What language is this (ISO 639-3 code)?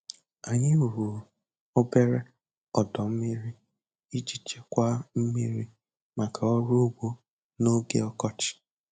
ibo